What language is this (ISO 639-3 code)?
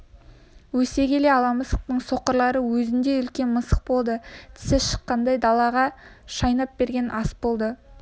kaz